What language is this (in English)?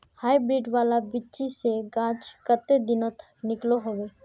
Magahi